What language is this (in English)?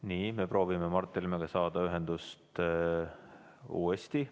Estonian